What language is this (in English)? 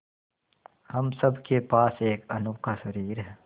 Hindi